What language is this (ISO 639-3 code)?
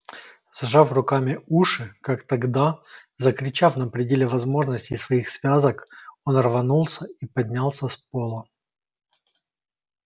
rus